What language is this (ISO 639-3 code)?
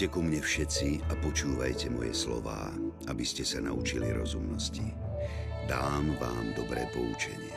slk